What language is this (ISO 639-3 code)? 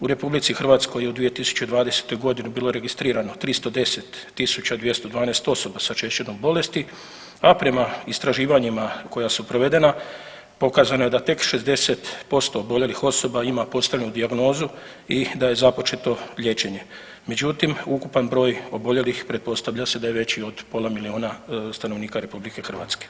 hrv